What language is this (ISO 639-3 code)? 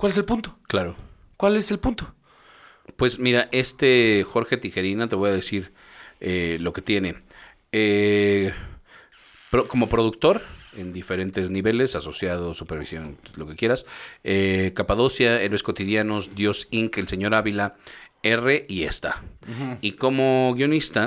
spa